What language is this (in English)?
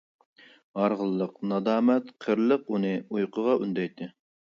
Uyghur